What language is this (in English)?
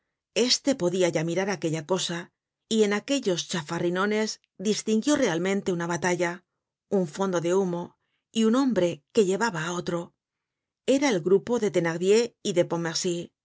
Spanish